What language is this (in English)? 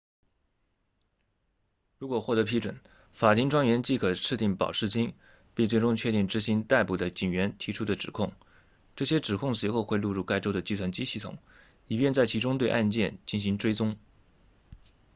Chinese